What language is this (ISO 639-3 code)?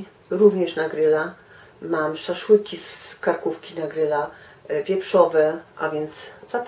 pol